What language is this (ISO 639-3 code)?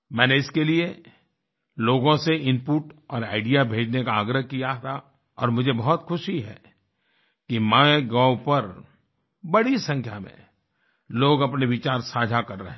hin